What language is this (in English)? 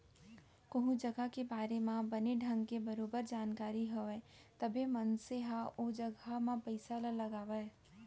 Chhattisgarhi